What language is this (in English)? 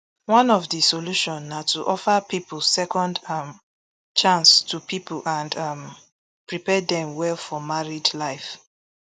Nigerian Pidgin